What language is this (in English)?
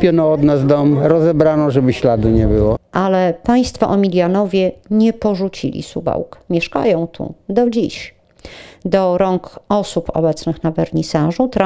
Polish